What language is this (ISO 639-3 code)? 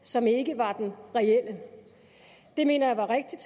dan